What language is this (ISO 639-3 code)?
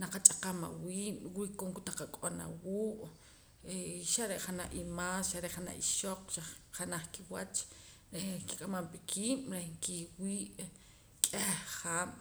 poc